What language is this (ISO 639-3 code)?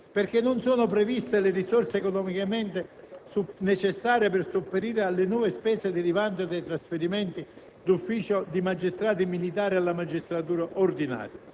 ita